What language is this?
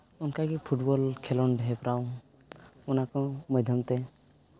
Santali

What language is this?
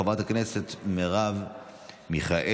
Hebrew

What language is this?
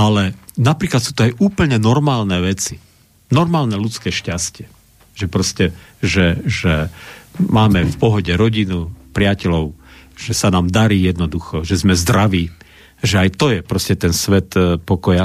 Slovak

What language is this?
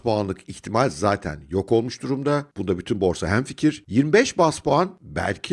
Turkish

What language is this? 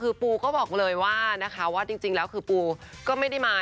Thai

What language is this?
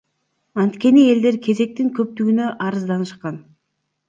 Kyrgyz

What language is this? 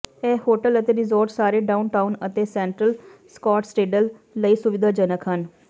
Punjabi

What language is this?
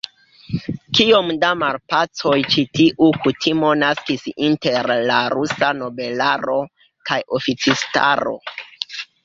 Esperanto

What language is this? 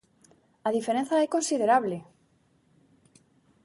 Galician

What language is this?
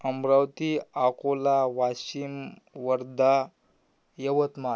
Marathi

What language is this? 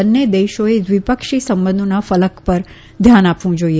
Gujarati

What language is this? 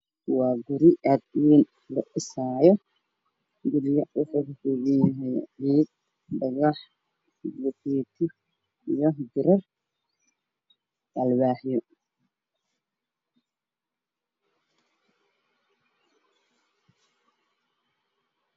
Somali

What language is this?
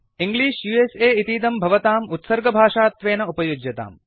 Sanskrit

